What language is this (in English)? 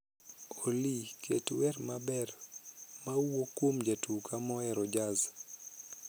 Luo (Kenya and Tanzania)